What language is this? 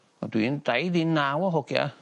Welsh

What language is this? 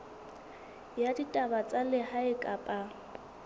Southern Sotho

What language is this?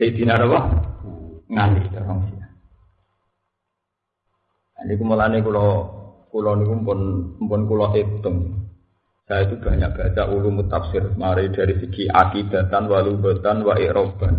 Indonesian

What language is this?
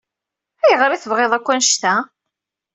Kabyle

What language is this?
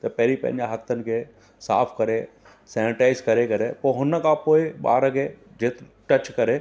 Sindhi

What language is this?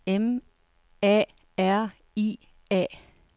Danish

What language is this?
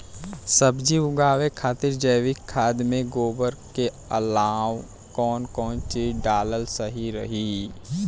Bhojpuri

